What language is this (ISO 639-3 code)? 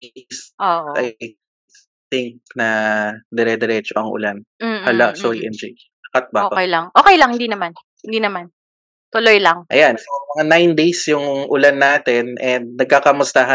fil